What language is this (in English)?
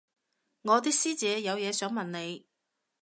Cantonese